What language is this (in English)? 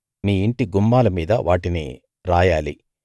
Telugu